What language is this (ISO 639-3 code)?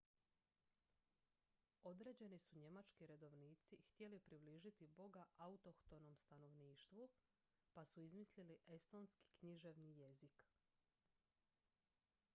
hrv